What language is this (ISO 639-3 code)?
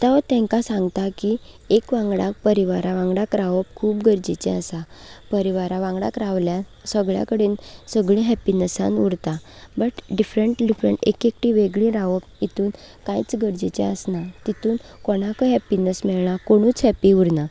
kok